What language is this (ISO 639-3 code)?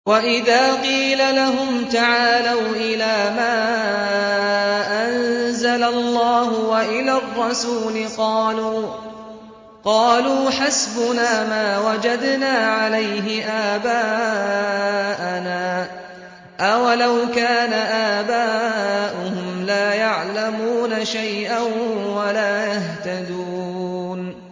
ara